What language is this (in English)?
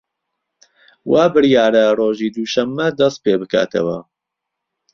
Central Kurdish